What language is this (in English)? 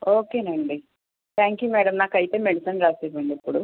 Telugu